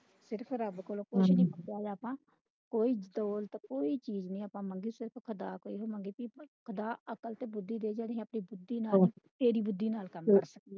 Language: Punjabi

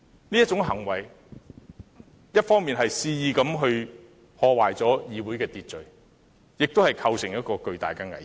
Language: Cantonese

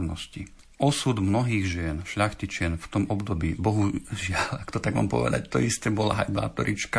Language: Slovak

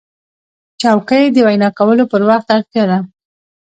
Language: Pashto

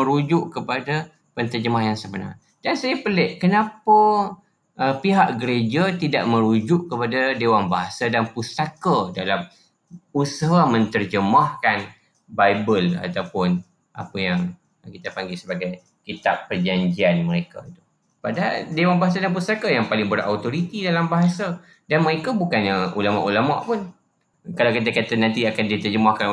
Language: Malay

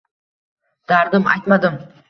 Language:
Uzbek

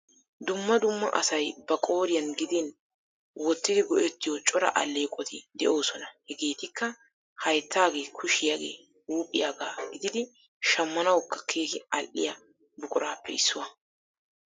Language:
Wolaytta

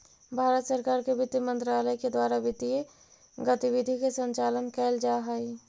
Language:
Magahi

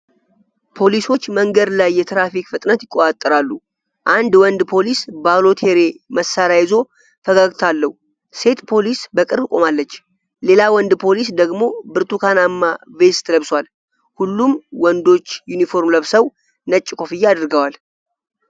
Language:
Amharic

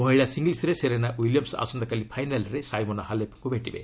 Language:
Odia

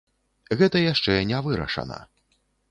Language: Belarusian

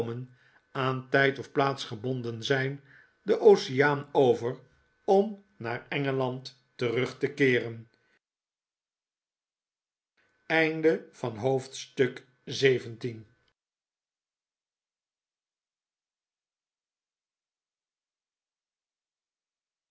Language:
Dutch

